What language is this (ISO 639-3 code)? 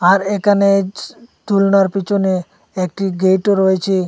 ben